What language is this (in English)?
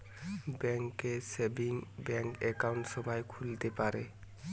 Bangla